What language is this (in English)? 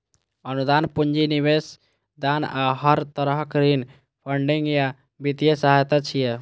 Maithili